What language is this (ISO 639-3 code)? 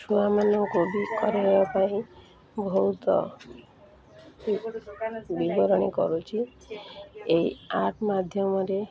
ori